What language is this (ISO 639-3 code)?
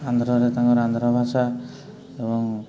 ori